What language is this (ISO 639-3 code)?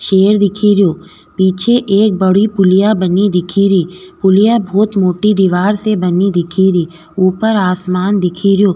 raj